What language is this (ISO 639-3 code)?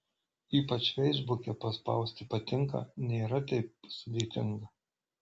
lit